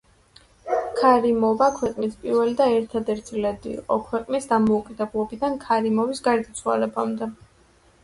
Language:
Georgian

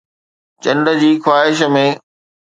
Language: Sindhi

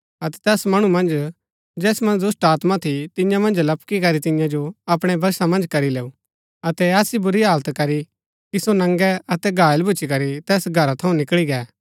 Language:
Gaddi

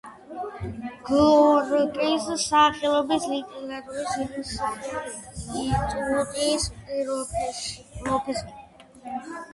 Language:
Georgian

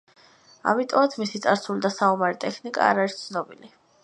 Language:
Georgian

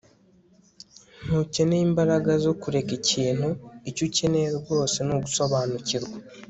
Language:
Kinyarwanda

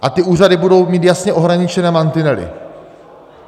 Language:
Czech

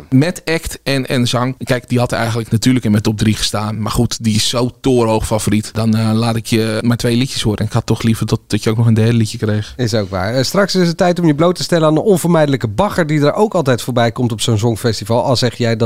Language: Dutch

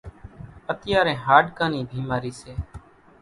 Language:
Kachi Koli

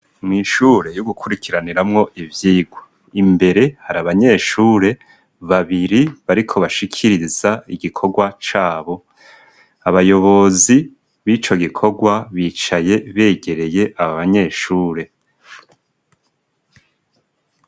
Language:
Rundi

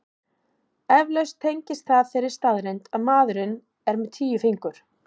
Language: Icelandic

